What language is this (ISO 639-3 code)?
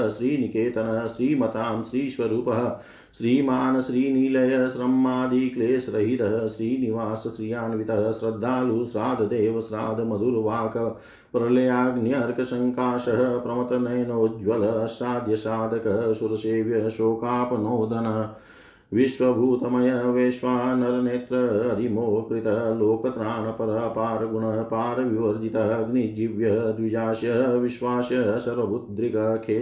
hin